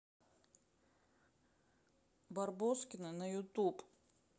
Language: Russian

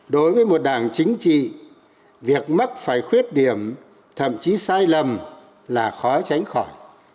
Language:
Vietnamese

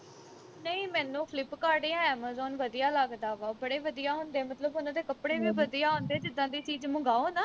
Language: Punjabi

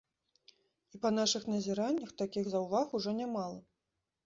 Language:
Belarusian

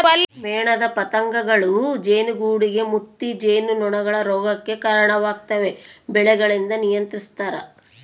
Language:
Kannada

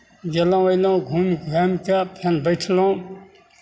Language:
Maithili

